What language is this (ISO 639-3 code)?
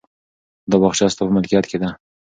pus